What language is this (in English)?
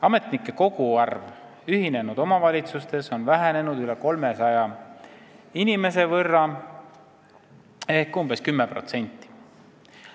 Estonian